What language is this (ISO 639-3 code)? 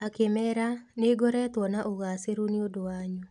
kik